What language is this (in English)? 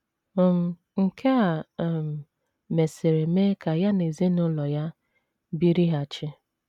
Igbo